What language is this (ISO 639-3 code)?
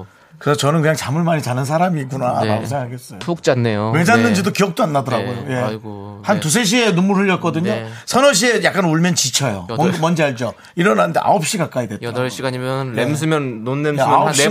kor